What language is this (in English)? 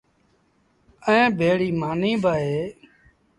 Sindhi Bhil